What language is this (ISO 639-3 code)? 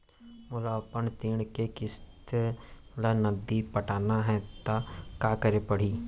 hne